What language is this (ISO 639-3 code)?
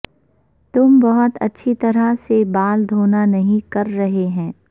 urd